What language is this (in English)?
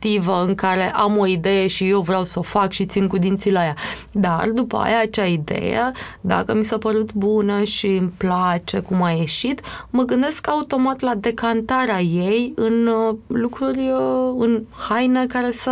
Romanian